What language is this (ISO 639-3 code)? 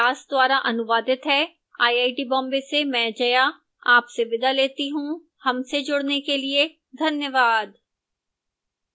hin